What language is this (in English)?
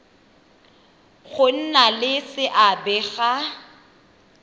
Tswana